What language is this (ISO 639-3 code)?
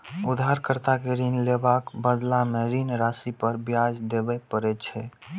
mai